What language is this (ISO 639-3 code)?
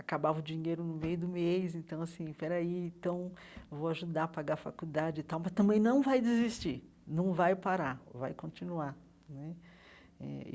por